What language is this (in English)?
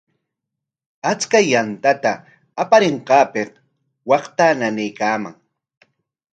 Corongo Ancash Quechua